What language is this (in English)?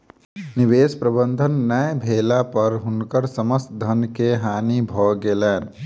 Maithili